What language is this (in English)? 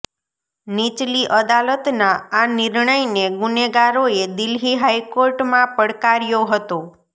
Gujarati